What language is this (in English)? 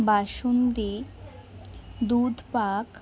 Bangla